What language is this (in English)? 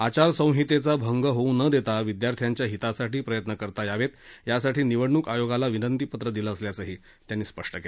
Marathi